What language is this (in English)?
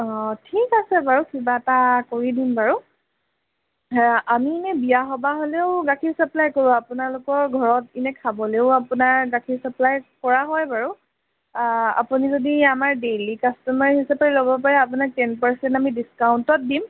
Assamese